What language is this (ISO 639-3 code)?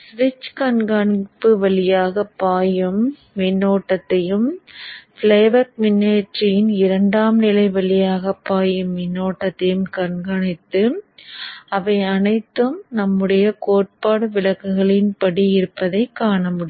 tam